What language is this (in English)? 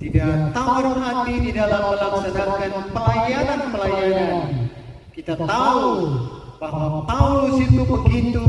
Indonesian